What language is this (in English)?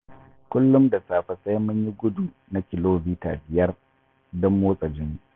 Hausa